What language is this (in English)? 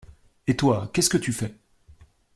French